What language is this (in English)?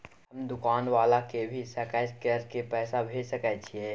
Maithili